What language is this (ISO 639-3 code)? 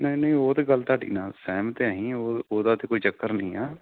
pan